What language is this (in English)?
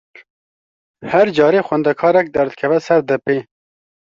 Kurdish